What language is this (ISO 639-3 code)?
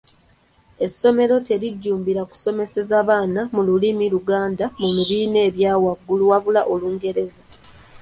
lug